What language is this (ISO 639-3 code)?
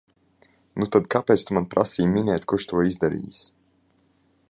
lav